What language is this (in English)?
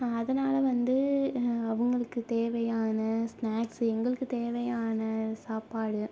Tamil